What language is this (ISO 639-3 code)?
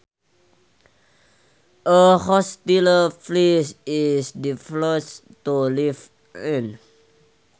sun